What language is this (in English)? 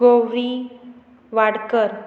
Konkani